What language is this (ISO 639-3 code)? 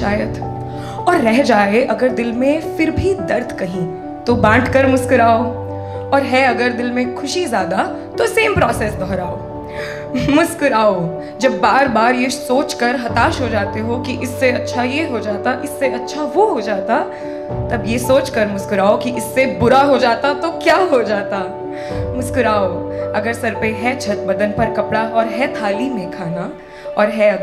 hin